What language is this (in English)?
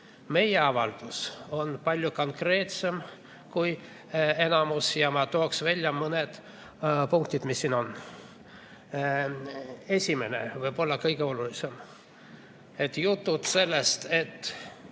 Estonian